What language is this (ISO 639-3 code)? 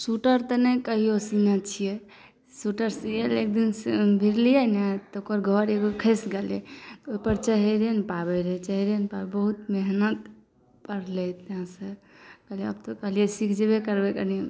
mai